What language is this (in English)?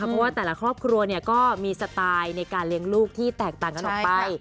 Thai